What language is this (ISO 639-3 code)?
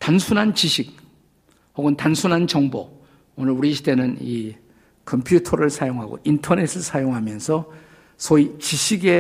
kor